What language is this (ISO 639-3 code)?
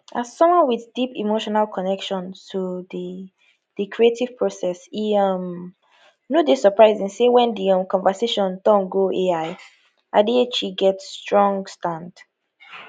pcm